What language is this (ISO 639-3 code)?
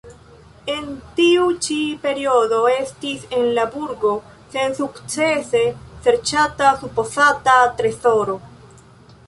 epo